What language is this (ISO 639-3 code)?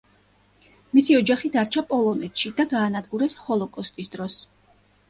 kat